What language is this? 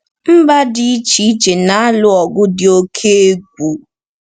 Igbo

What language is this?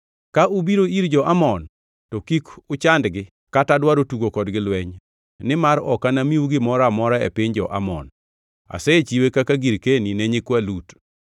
Luo (Kenya and Tanzania)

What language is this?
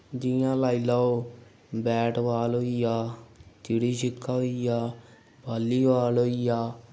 Dogri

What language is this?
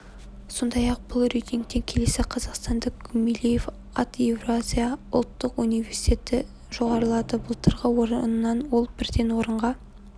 Kazakh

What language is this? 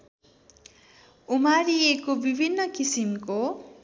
Nepali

